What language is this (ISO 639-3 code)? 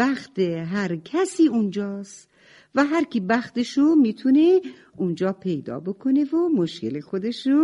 fas